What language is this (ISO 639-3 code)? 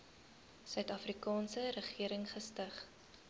afr